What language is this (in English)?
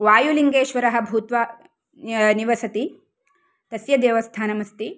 Sanskrit